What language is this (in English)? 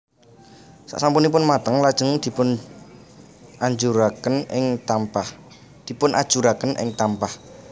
Javanese